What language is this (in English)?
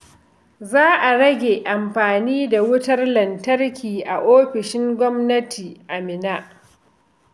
Hausa